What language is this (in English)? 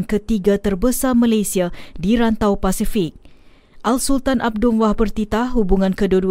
Malay